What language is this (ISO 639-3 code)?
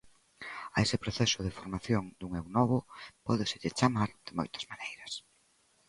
glg